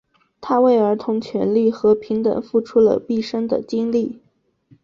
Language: Chinese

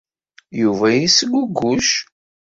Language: Kabyle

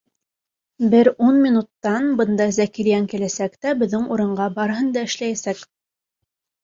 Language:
Bashkir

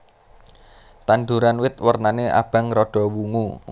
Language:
Javanese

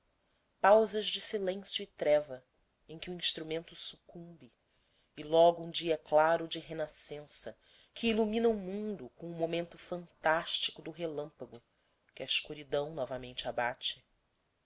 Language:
Portuguese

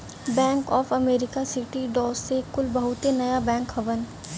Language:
Bhojpuri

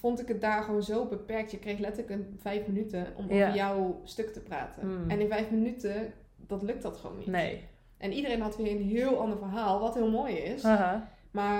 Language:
Dutch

